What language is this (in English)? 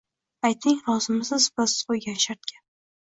Uzbek